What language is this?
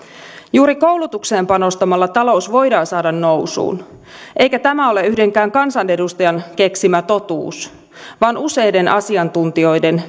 Finnish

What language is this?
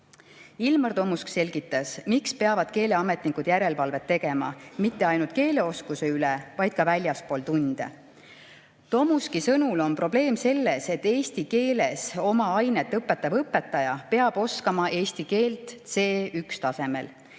Estonian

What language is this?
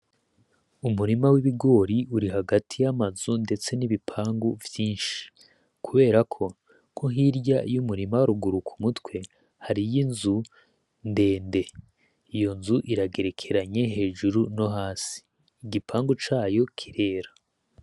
Rundi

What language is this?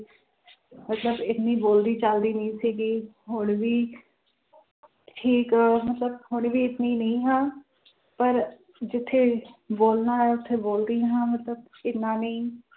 Punjabi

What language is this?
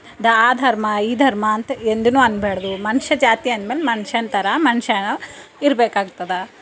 Kannada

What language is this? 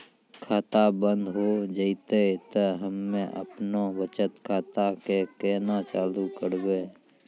Maithili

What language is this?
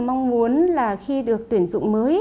Vietnamese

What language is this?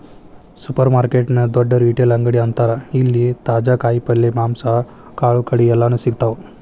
Kannada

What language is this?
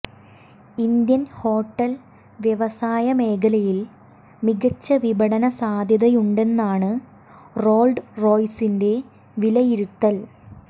Malayalam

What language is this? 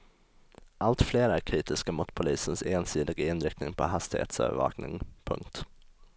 Swedish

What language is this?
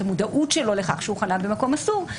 Hebrew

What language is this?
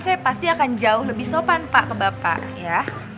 Indonesian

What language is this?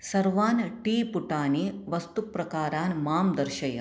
Sanskrit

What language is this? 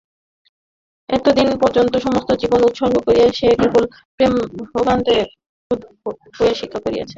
Bangla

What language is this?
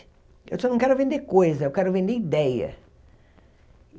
Portuguese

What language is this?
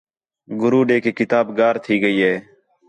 Khetrani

